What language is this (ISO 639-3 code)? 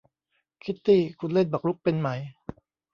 tha